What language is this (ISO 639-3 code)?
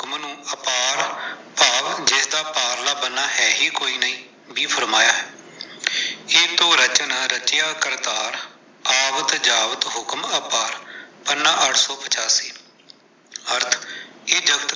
pan